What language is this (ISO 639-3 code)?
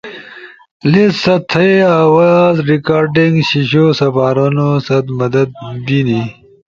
ush